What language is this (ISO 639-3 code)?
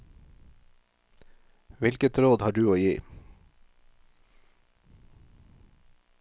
nor